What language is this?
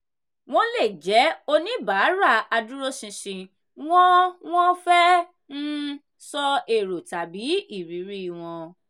Yoruba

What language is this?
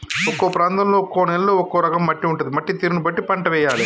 Telugu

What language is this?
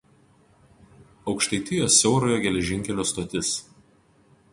Lithuanian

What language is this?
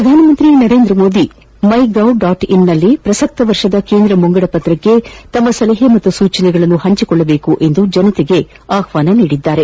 Kannada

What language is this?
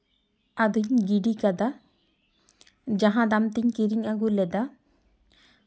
Santali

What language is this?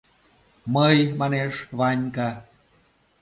Mari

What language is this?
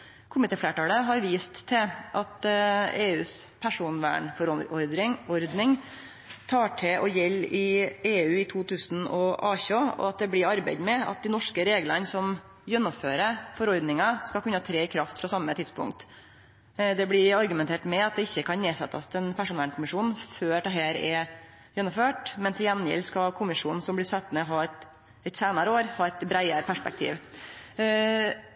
Norwegian Nynorsk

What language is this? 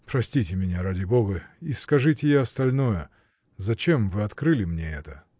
Russian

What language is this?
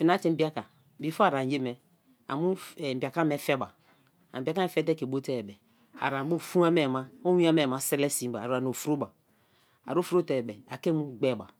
Kalabari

